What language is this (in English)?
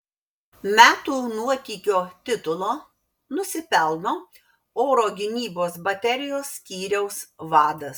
Lithuanian